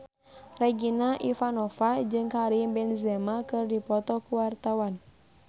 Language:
Sundanese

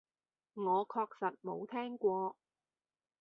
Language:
Cantonese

